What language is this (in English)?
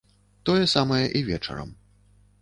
Belarusian